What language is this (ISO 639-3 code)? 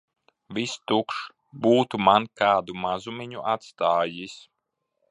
lav